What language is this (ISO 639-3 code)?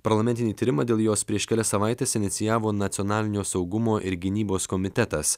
lit